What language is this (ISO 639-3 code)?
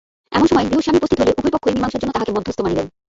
ben